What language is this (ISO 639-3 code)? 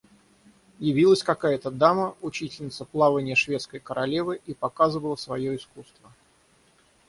rus